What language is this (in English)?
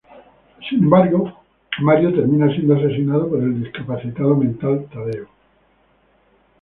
Spanish